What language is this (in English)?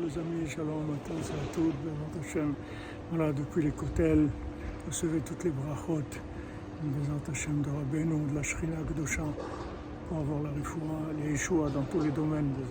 French